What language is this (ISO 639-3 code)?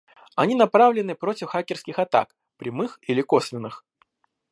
rus